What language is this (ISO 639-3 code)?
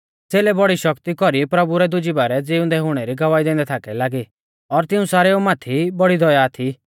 bfz